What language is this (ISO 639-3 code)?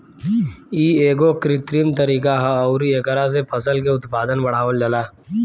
bho